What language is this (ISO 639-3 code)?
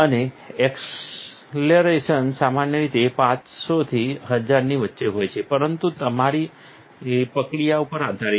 guj